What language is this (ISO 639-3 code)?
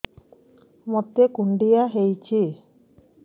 ori